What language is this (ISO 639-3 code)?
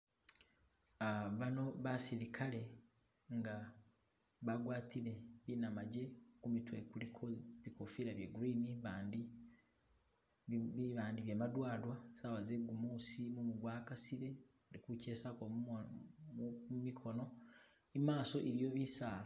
myx